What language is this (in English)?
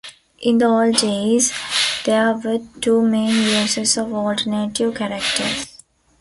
English